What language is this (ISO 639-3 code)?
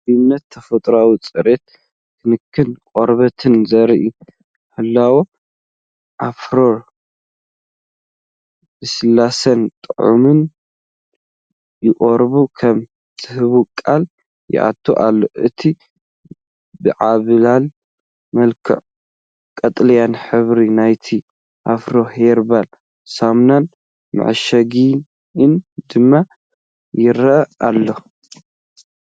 tir